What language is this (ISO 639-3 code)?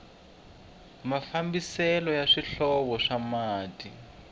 tso